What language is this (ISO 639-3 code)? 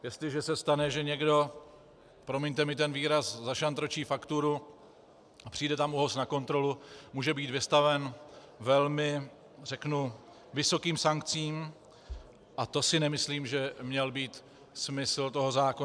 ces